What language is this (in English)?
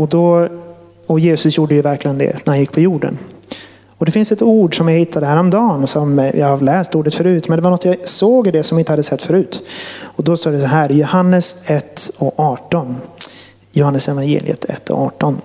Swedish